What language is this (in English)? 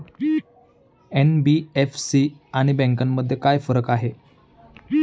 Marathi